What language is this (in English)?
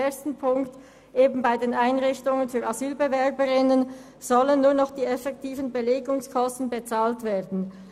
Swiss German